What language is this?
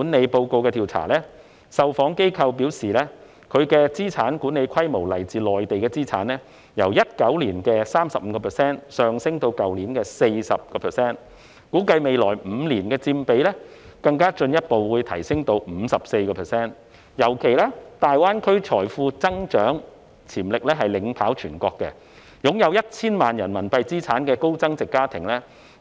Cantonese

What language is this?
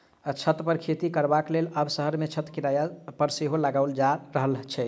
Maithili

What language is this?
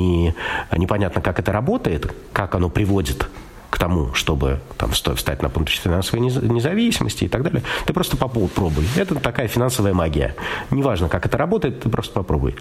Russian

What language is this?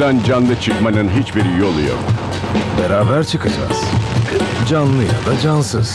Turkish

